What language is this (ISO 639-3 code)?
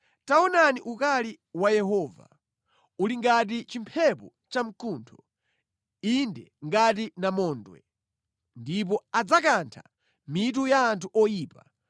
nya